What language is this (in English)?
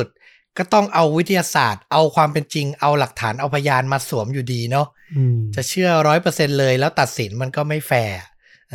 Thai